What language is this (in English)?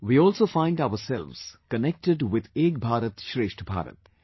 English